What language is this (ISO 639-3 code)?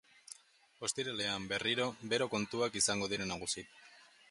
eus